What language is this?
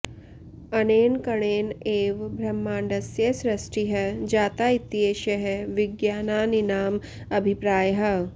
Sanskrit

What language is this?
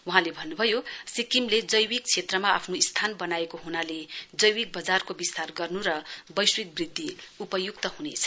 Nepali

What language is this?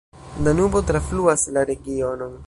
Esperanto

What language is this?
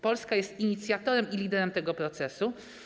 Polish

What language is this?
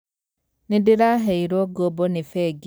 Kikuyu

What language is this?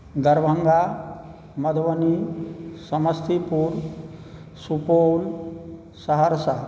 Maithili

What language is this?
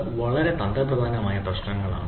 Malayalam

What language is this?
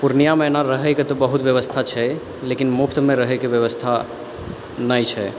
Maithili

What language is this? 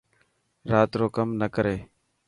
Dhatki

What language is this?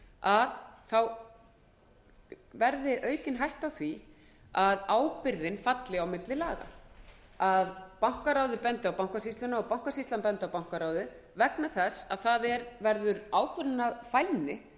Icelandic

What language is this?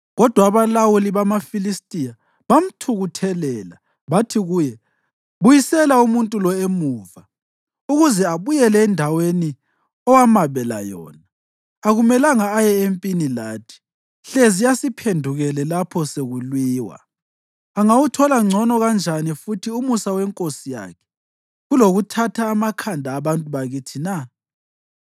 North Ndebele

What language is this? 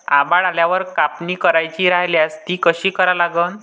Marathi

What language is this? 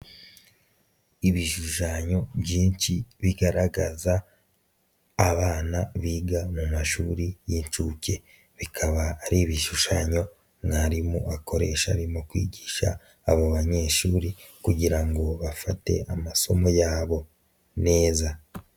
Kinyarwanda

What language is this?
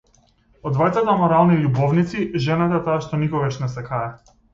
Macedonian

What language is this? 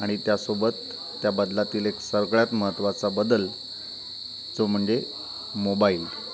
Marathi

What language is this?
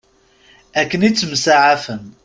Kabyle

